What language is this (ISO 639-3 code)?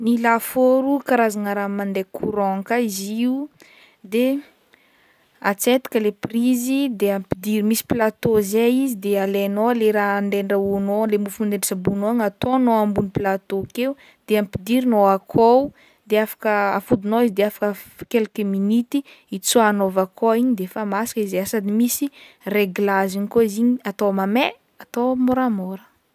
bmm